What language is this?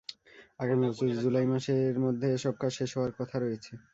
Bangla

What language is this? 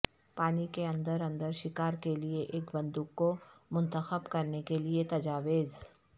Urdu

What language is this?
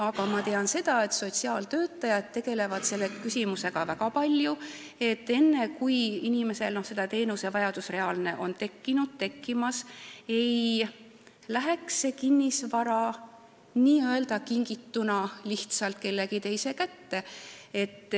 Estonian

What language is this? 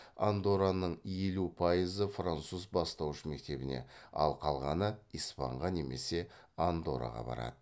Kazakh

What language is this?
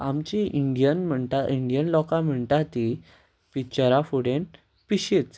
Konkani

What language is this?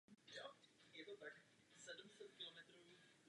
Czech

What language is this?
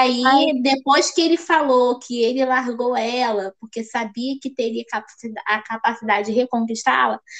Portuguese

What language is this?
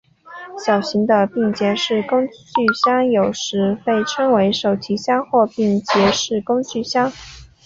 Chinese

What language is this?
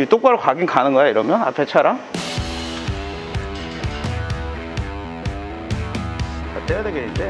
Korean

